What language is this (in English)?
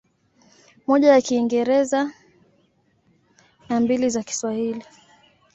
Swahili